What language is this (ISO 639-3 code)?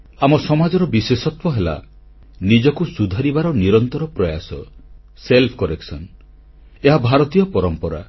ori